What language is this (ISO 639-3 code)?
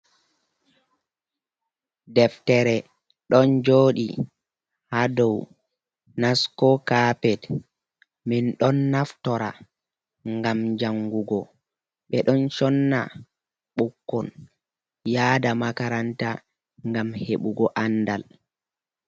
ful